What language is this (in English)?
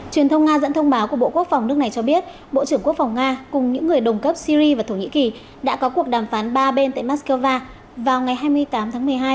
Vietnamese